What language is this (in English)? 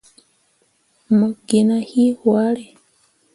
Mundang